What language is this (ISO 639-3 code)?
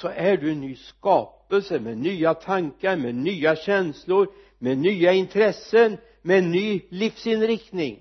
swe